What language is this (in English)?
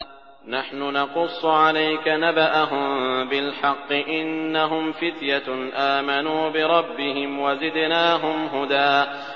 Arabic